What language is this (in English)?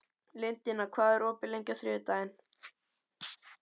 Icelandic